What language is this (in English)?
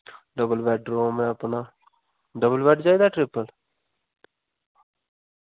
Dogri